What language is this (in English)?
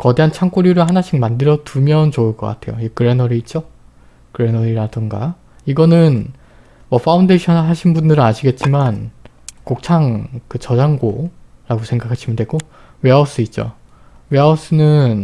Korean